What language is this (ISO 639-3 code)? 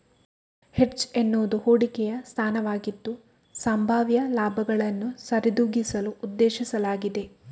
kan